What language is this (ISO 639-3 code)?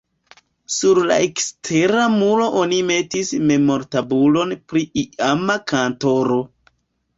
epo